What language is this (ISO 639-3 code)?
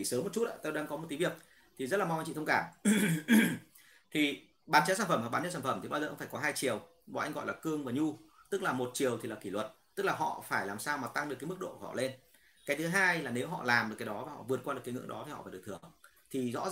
vie